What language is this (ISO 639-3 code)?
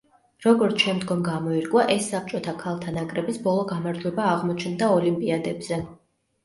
kat